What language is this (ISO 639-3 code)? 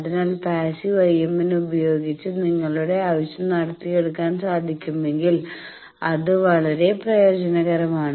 mal